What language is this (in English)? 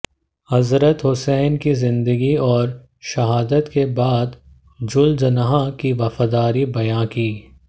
Hindi